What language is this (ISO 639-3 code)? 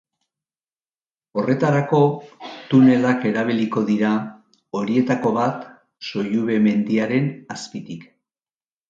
eus